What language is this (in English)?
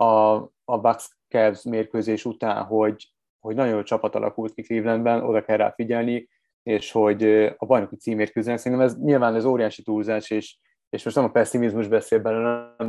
Hungarian